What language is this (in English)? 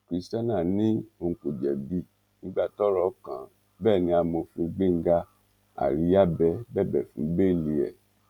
Yoruba